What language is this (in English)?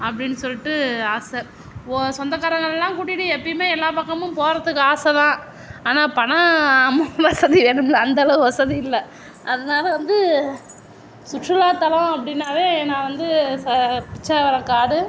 Tamil